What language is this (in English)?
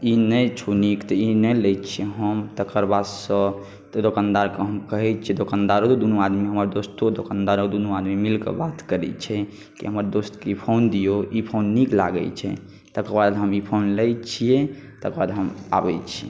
Maithili